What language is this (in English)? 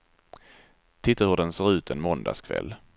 Swedish